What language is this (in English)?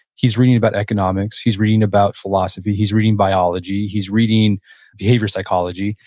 English